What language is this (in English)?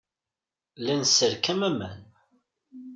Kabyle